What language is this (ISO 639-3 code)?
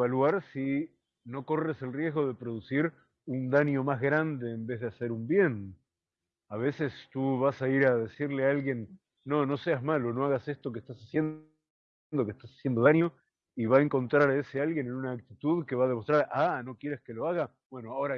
spa